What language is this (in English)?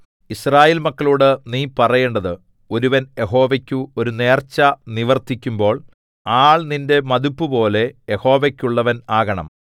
Malayalam